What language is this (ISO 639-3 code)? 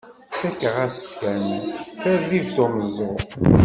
kab